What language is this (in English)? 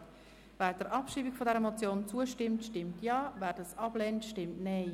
Swiss German